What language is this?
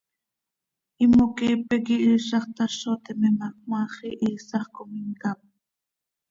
Seri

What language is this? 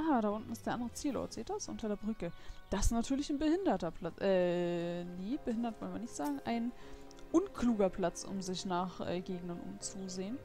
German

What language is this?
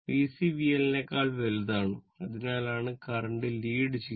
Malayalam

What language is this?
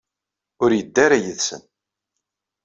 Kabyle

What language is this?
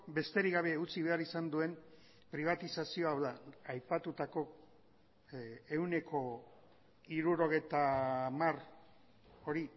Basque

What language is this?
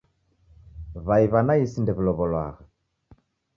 Taita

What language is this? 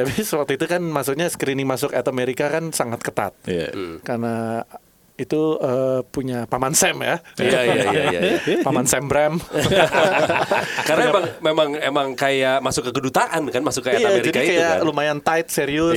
Indonesian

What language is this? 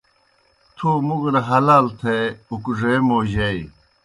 Kohistani Shina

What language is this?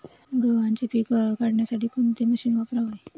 Marathi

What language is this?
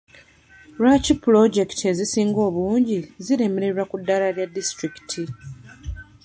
Ganda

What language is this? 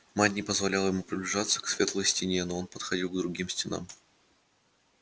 Russian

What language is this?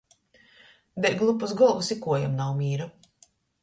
Latgalian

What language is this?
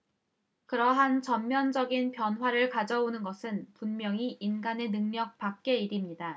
Korean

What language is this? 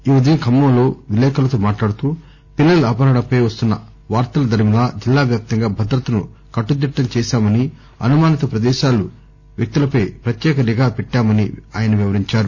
Telugu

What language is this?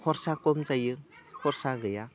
Bodo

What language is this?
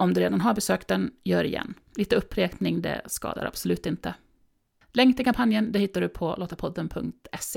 Swedish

